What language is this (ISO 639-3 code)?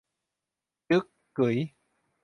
tha